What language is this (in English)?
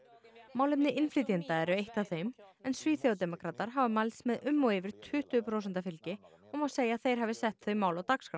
Icelandic